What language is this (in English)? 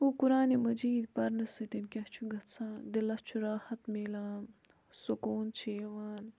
Kashmiri